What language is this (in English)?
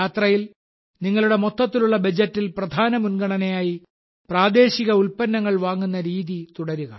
Malayalam